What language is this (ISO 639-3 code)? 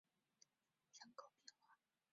zho